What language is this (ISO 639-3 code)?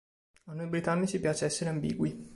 ita